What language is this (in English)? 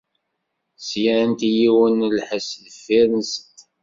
Kabyle